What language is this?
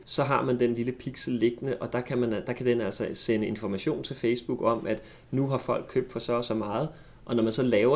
Danish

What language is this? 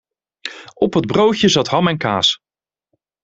Dutch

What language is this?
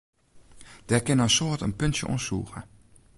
Western Frisian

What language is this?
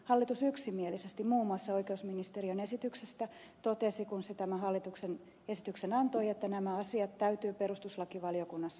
Finnish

